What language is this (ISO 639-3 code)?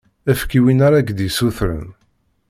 kab